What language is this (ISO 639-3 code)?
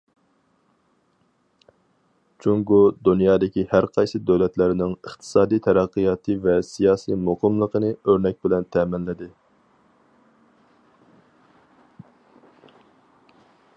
uig